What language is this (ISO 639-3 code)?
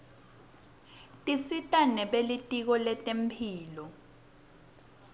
ssw